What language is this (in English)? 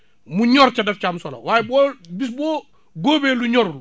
Wolof